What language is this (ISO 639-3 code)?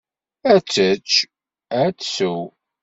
kab